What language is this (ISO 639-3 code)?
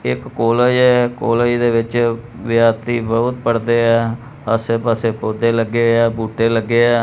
pan